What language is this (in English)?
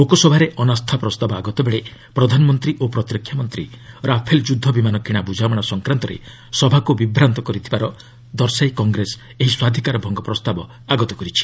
Odia